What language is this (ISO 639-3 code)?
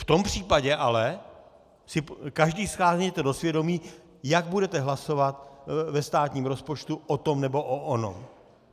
ces